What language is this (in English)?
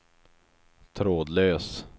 Swedish